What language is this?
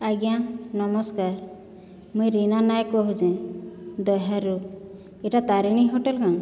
Odia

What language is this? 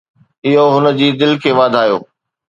Sindhi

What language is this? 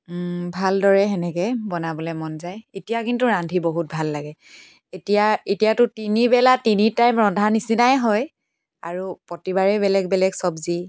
Assamese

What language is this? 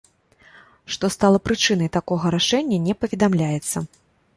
Belarusian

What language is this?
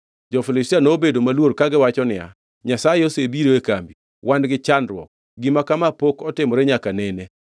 Luo (Kenya and Tanzania)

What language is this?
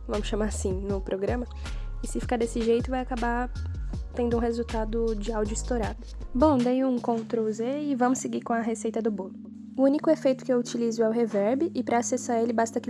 Portuguese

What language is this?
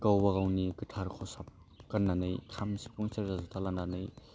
Bodo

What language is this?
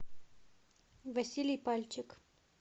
Russian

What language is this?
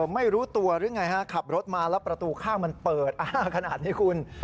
Thai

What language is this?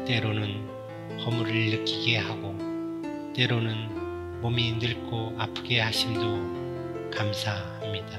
Korean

